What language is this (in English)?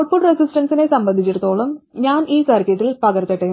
Malayalam